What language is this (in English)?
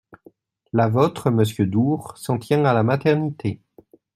French